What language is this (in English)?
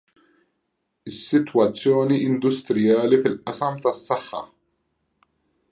Maltese